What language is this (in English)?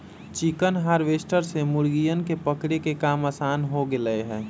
Magahi